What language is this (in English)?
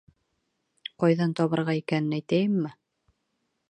Bashkir